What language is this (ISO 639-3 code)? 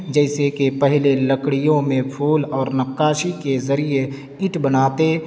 urd